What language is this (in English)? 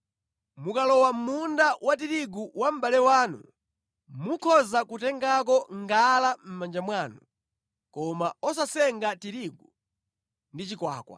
Nyanja